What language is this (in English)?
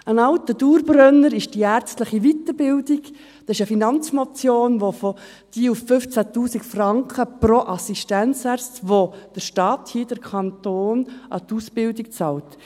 Swiss German